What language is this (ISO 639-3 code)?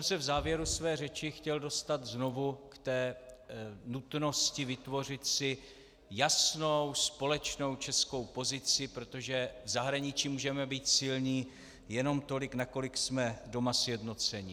ces